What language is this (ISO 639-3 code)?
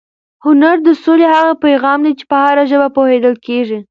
pus